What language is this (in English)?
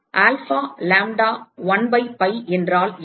Tamil